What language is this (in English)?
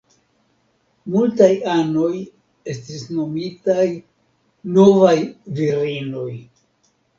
Esperanto